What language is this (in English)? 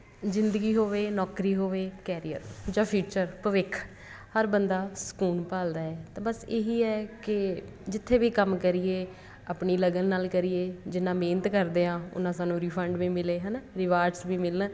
Punjabi